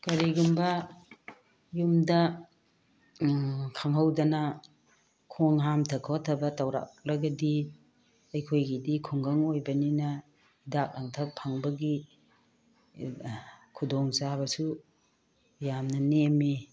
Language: Manipuri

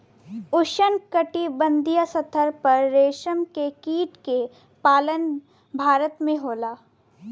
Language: Bhojpuri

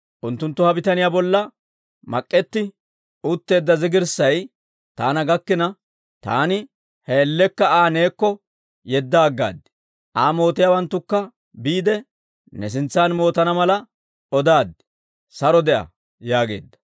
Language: Dawro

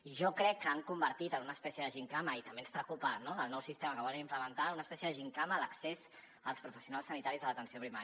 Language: Catalan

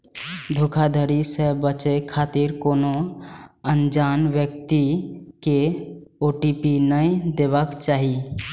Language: Maithili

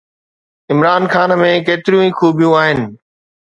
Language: Sindhi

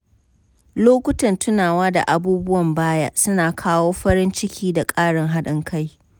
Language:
Hausa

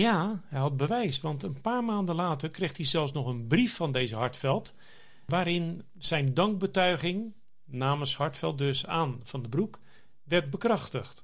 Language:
Dutch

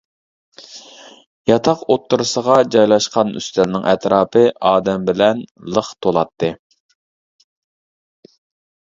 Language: Uyghur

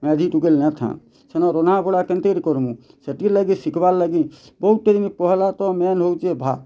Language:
Odia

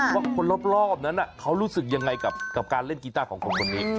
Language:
Thai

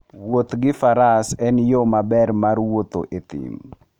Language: Luo (Kenya and Tanzania)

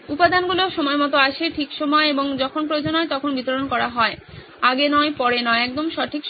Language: Bangla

